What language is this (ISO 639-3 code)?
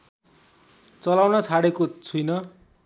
nep